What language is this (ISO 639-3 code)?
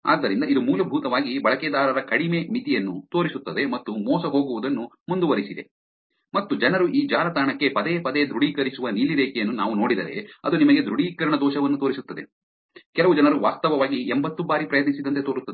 kan